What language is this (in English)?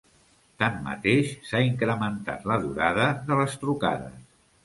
Catalan